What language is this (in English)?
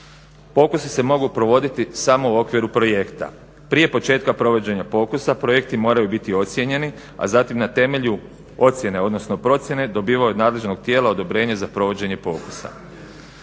Croatian